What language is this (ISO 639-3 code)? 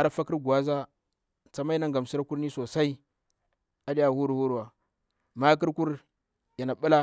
bwr